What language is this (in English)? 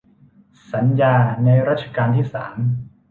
Thai